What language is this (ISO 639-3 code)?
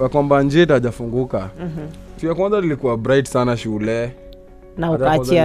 swa